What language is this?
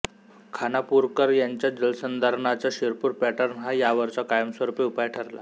Marathi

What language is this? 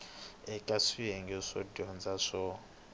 Tsonga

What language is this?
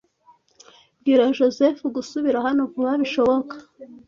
Kinyarwanda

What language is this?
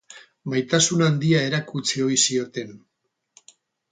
Basque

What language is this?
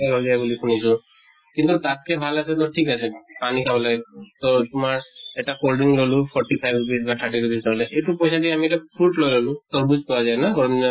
Assamese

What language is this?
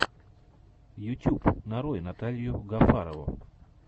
Russian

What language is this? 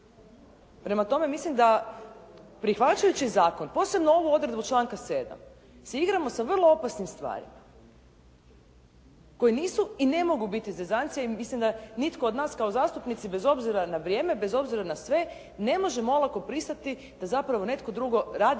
Croatian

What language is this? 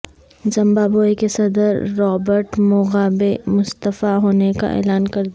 Urdu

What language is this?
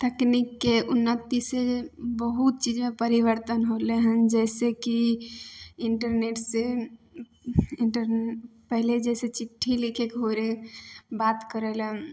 Maithili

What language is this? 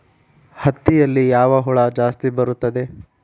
Kannada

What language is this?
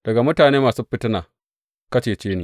Hausa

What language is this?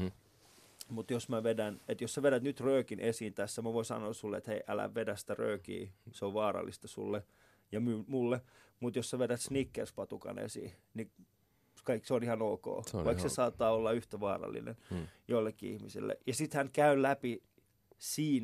Finnish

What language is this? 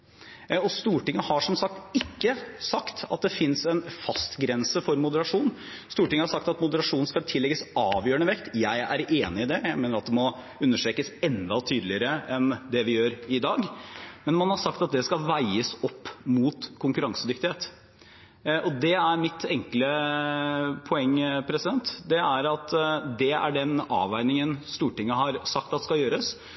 Norwegian Bokmål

